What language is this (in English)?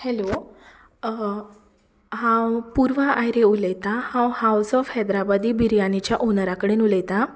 Konkani